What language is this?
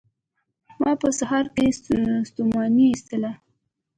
Pashto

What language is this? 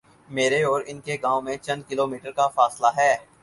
Urdu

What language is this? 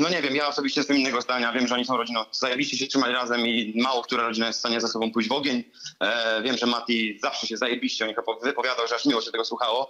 Polish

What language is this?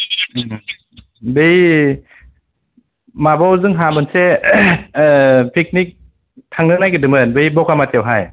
Bodo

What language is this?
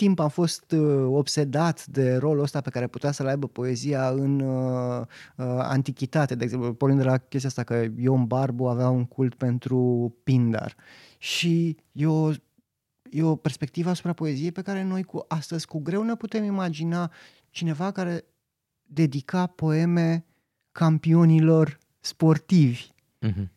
Romanian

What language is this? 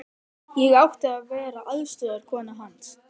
Icelandic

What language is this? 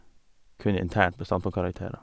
Norwegian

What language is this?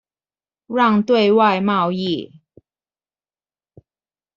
Chinese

